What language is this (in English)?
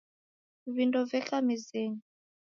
Taita